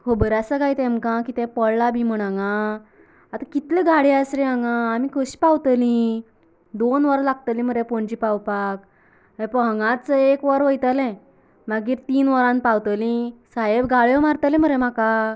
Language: Konkani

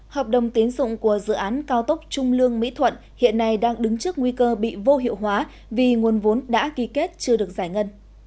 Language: Vietnamese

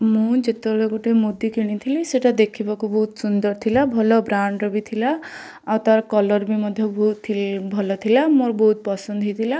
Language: Odia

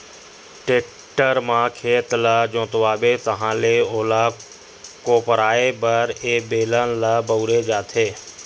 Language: Chhattisgarhi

